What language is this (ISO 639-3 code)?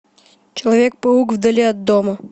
rus